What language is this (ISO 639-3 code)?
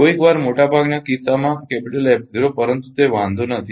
guj